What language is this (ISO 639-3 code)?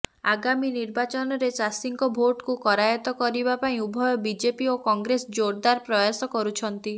ori